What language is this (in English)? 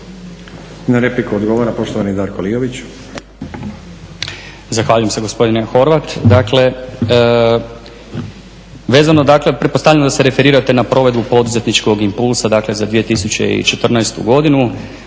Croatian